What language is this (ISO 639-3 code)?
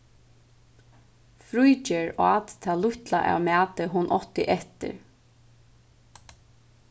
fao